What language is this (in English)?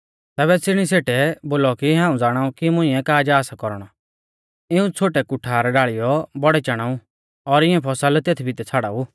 Mahasu Pahari